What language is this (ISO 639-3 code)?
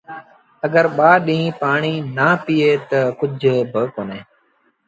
sbn